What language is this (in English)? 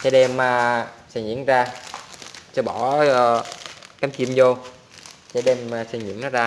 Vietnamese